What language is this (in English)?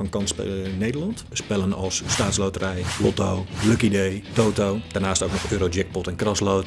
Dutch